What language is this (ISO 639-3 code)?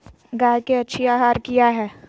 mag